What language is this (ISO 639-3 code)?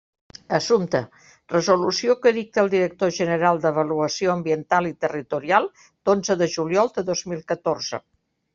cat